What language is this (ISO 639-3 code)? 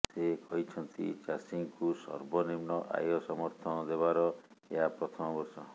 ori